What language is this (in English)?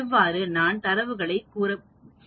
Tamil